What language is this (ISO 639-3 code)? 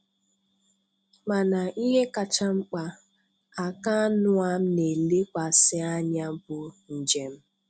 ibo